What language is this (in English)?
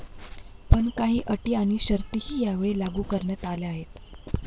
Marathi